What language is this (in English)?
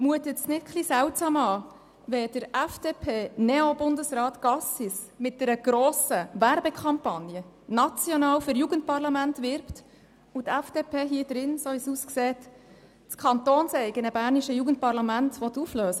Swiss German